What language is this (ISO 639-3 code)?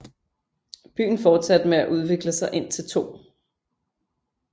dan